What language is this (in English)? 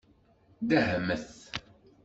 Kabyle